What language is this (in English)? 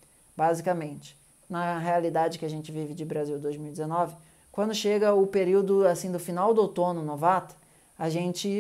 Portuguese